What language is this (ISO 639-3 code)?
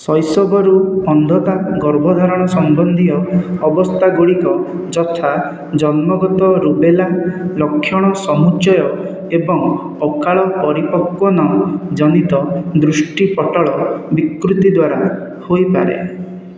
ori